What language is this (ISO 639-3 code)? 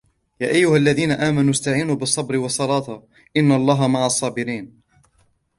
ara